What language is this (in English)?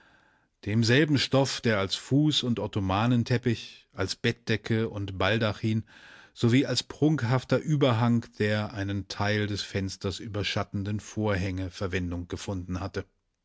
German